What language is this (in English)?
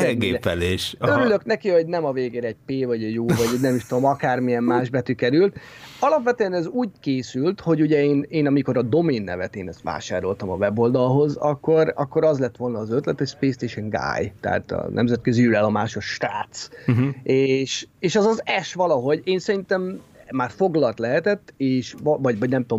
Hungarian